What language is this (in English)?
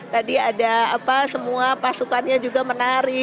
Indonesian